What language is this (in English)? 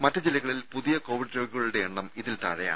Malayalam